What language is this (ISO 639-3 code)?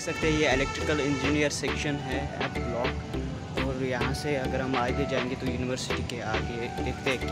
hin